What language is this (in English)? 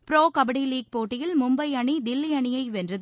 Tamil